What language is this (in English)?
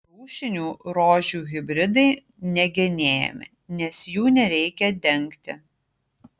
Lithuanian